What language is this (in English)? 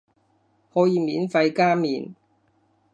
Cantonese